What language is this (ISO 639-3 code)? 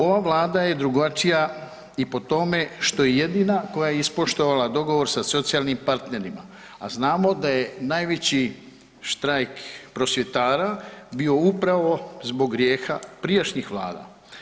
hrv